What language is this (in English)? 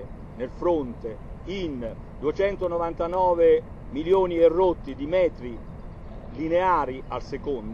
Italian